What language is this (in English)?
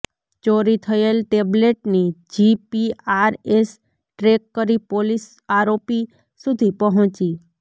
Gujarati